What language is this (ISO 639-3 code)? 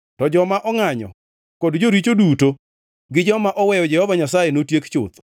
luo